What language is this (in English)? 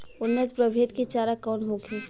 Bhojpuri